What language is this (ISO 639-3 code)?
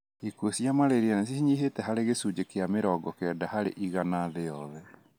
kik